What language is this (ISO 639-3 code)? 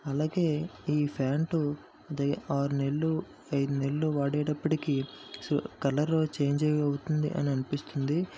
tel